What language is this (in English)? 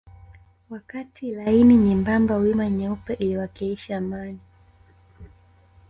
Swahili